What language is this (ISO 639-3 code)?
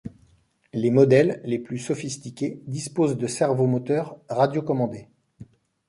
fra